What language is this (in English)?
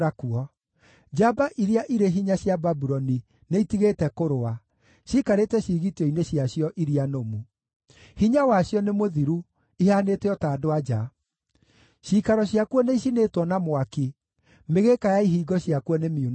Kikuyu